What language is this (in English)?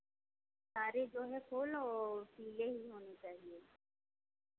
Hindi